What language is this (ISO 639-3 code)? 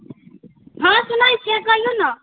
mai